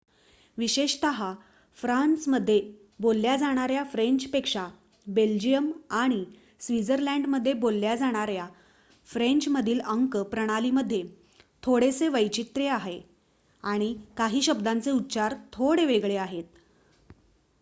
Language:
Marathi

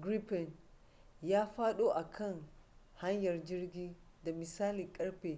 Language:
Hausa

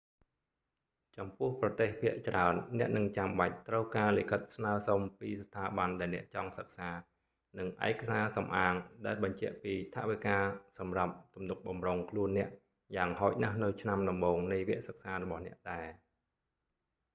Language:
Khmer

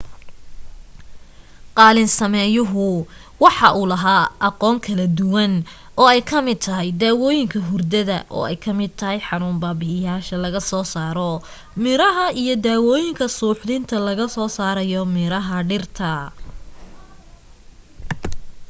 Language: Somali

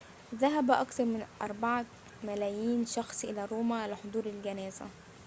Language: Arabic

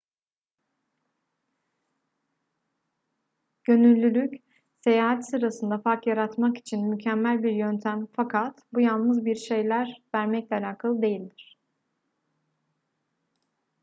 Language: Turkish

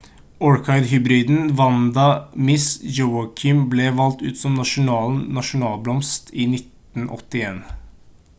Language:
Norwegian Bokmål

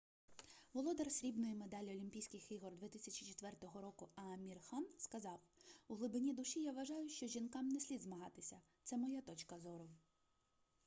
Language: Ukrainian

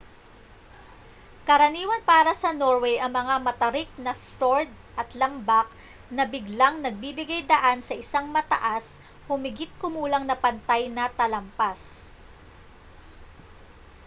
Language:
Filipino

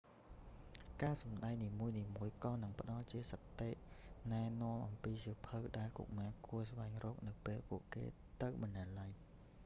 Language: Khmer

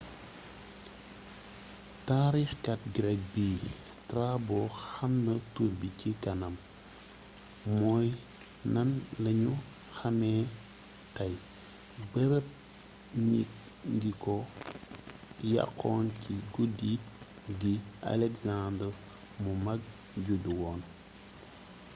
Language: Wolof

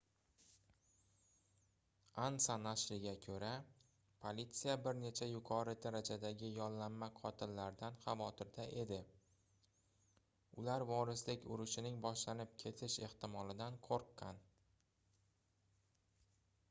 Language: Uzbek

